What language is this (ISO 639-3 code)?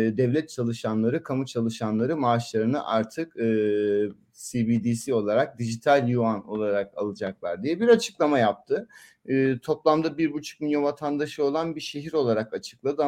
tur